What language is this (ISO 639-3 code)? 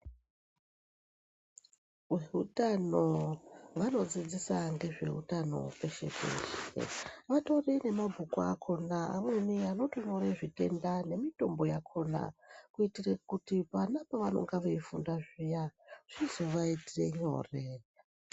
ndc